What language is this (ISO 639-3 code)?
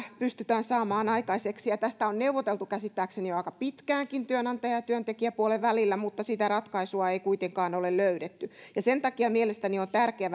fin